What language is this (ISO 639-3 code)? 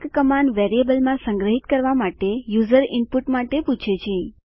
guj